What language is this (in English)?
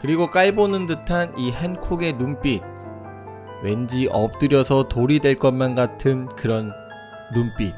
Korean